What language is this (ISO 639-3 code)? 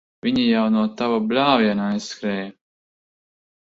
lav